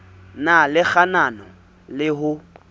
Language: Southern Sotho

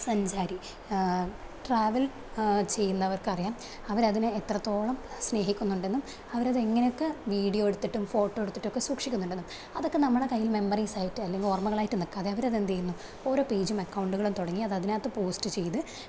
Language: Malayalam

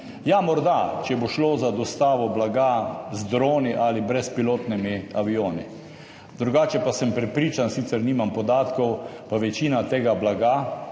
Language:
Slovenian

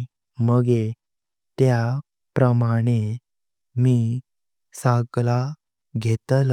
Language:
Konkani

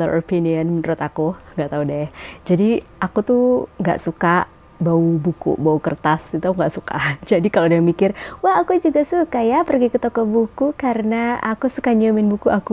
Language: Indonesian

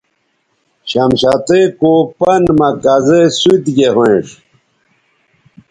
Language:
Bateri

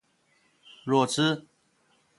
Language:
Chinese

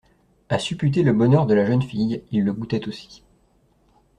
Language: French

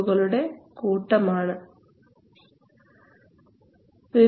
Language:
Malayalam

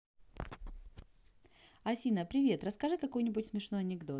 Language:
Russian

